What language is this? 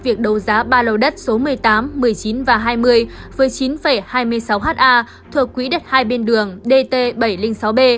Vietnamese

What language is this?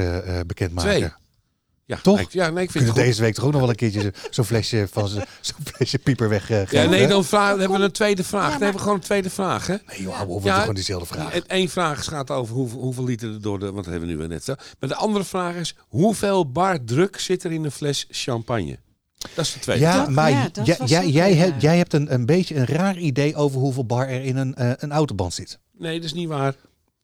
Dutch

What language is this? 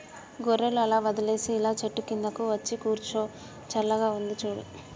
Telugu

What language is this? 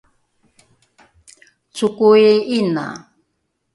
Rukai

